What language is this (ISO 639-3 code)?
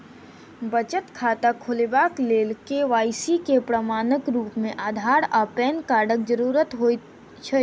mai